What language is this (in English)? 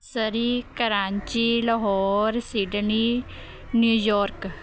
Punjabi